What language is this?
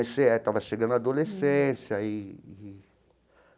Portuguese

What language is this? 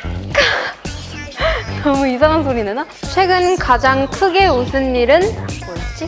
Korean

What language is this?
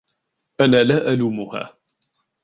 Arabic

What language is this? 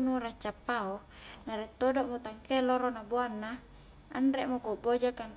Highland Konjo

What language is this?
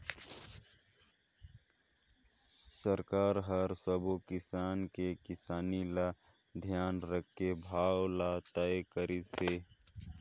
Chhattisgarhi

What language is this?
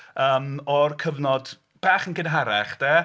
Welsh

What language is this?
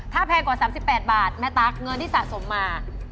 Thai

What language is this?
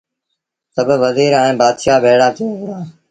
Sindhi Bhil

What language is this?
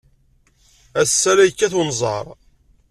Kabyle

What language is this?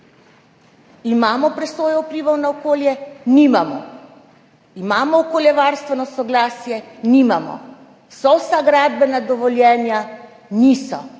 Slovenian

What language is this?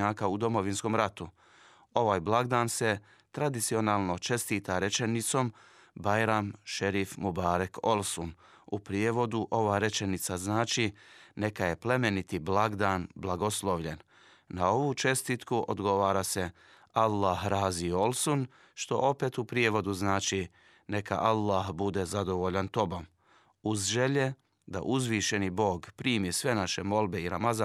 Croatian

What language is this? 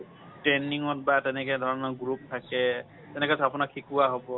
Assamese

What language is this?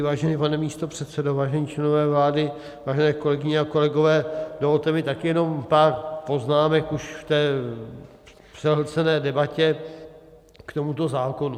Czech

